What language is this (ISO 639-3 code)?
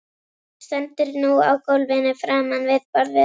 isl